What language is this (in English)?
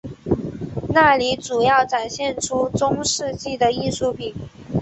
Chinese